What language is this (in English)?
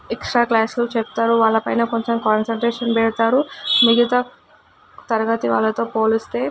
Telugu